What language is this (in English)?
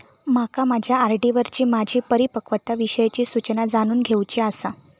Marathi